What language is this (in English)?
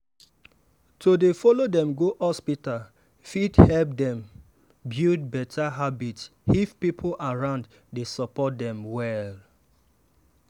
Nigerian Pidgin